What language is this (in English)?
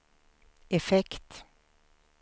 Swedish